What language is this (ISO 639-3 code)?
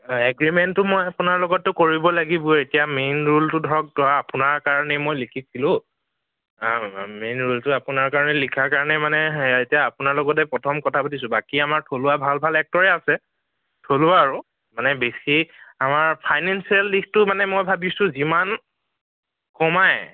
asm